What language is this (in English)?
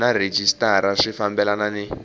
Tsonga